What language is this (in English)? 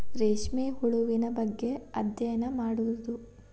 Kannada